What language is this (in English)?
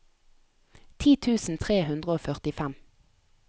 Norwegian